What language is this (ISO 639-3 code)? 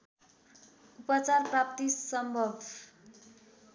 nep